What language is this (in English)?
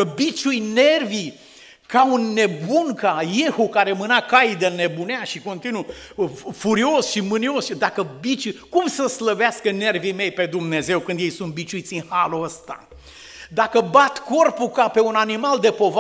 Romanian